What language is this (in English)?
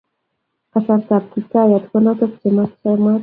Kalenjin